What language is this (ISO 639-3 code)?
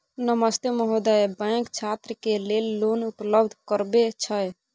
mai